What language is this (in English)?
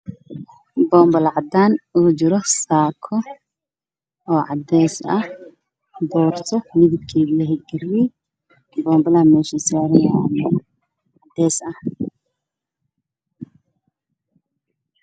Somali